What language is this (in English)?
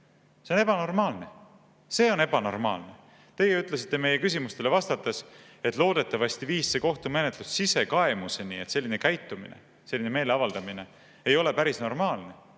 Estonian